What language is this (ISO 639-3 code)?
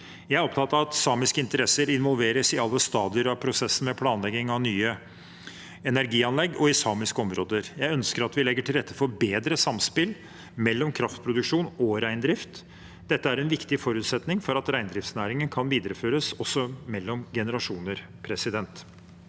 nor